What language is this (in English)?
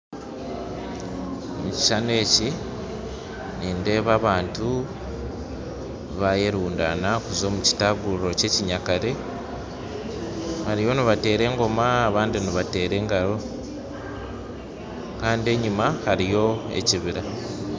Nyankole